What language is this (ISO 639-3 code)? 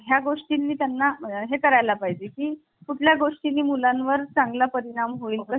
mar